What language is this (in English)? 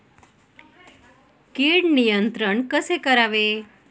Marathi